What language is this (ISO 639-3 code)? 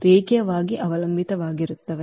kan